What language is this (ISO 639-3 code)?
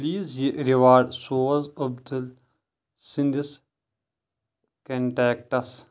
kas